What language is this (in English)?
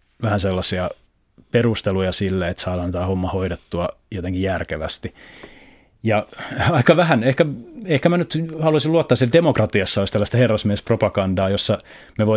Finnish